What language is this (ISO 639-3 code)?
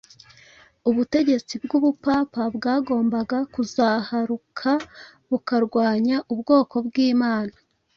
kin